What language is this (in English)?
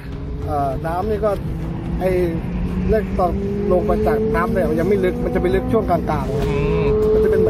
Thai